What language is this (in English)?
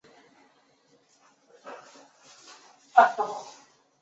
Chinese